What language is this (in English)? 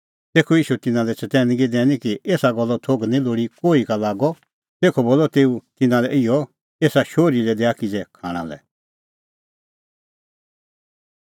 Kullu Pahari